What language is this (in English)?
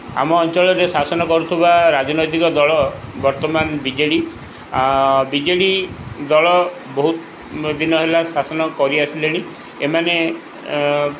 Odia